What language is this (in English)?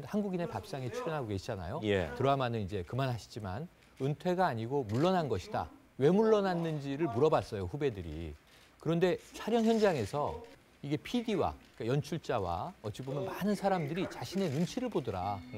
Korean